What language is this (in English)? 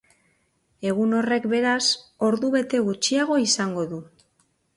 Basque